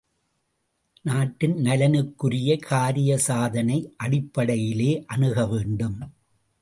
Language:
Tamil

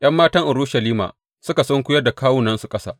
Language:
Hausa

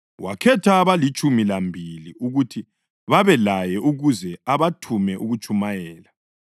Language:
North Ndebele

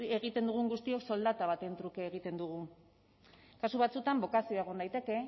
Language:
Basque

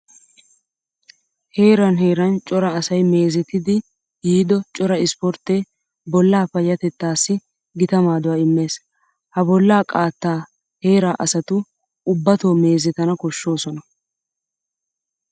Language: Wolaytta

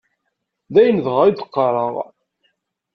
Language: Kabyle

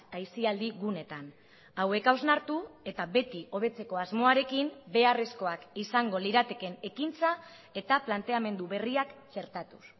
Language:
Basque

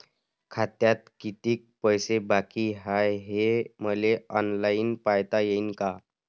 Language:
Marathi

